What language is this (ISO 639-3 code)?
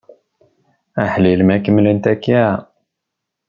kab